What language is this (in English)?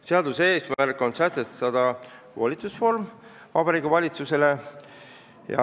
Estonian